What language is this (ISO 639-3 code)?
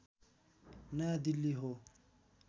nep